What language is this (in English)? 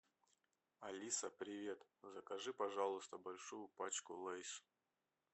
Russian